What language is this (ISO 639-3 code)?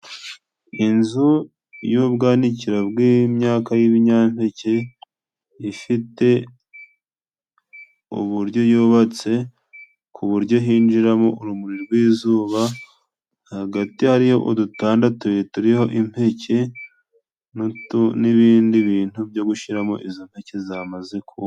kin